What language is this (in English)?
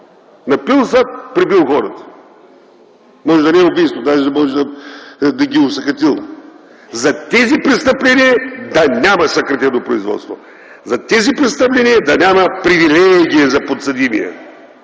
Bulgarian